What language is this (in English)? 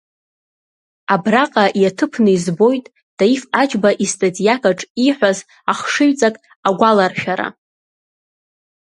Abkhazian